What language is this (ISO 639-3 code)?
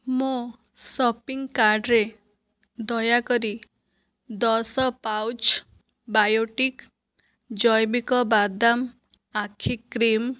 ori